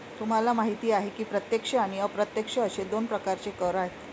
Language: Marathi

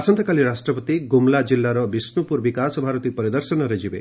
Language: Odia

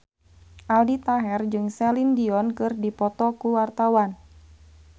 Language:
Sundanese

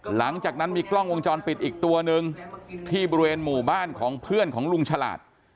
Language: Thai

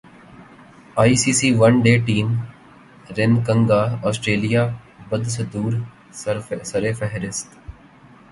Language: Urdu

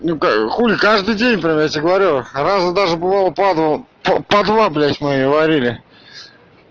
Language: Russian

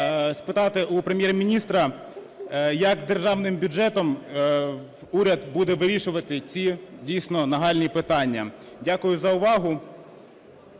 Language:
Ukrainian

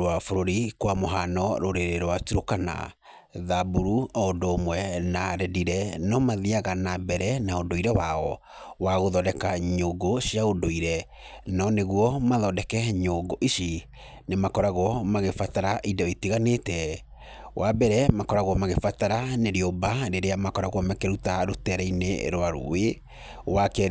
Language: Kikuyu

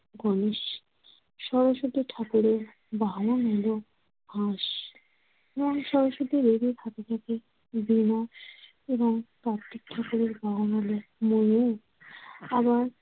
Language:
Bangla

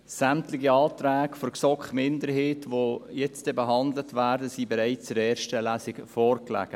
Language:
Swiss German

